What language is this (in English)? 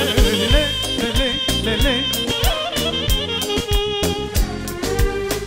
Arabic